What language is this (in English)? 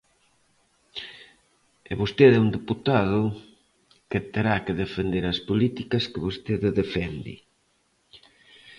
Galician